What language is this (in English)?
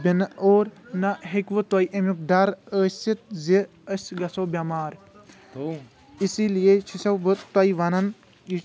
Kashmiri